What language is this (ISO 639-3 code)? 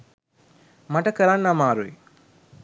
sin